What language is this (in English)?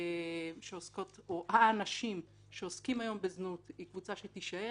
Hebrew